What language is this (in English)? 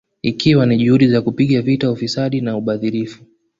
Swahili